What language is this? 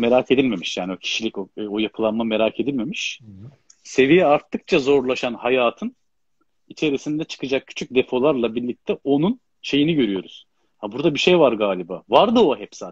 Turkish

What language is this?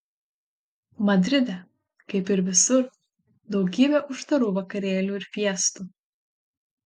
Lithuanian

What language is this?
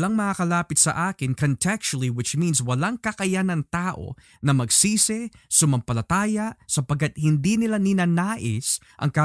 Filipino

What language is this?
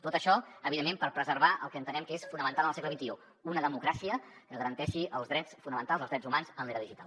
Catalan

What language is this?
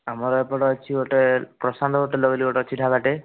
Odia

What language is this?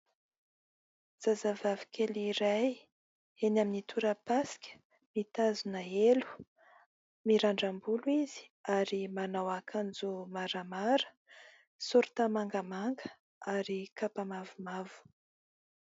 Malagasy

